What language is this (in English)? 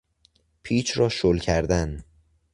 Persian